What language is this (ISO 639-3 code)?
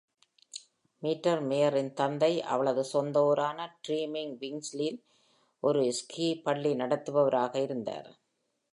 tam